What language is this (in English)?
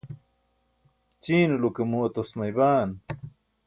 Burushaski